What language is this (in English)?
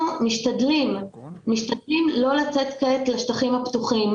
Hebrew